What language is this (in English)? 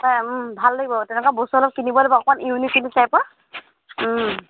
Assamese